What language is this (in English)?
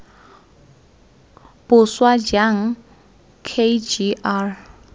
Tswana